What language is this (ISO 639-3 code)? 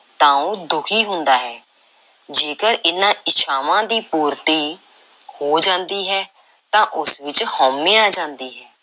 pan